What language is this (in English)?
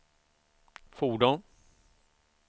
Swedish